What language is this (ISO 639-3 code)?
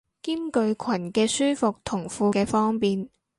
yue